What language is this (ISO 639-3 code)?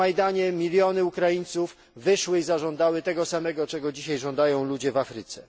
pol